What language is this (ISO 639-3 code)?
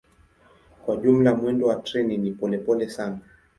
swa